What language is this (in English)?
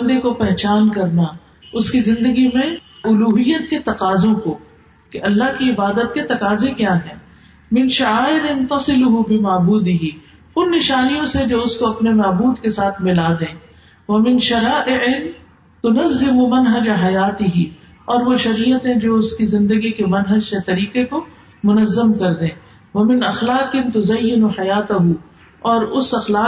Urdu